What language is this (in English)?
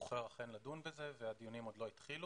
Hebrew